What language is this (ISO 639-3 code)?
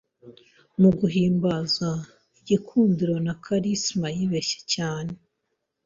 kin